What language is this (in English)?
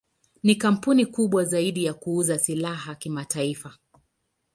Swahili